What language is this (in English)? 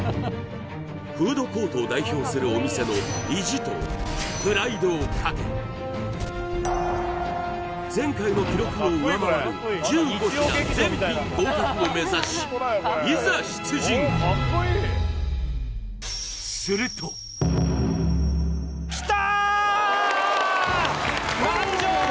Japanese